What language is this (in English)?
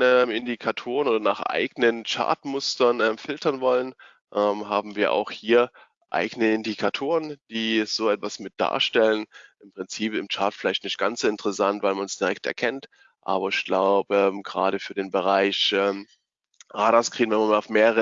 German